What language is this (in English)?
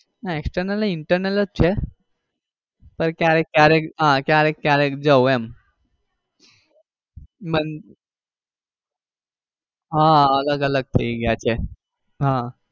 Gujarati